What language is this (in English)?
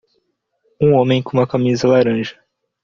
Portuguese